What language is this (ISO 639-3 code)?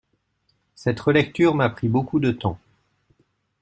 fra